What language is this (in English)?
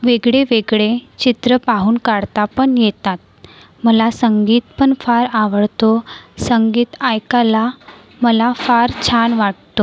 Marathi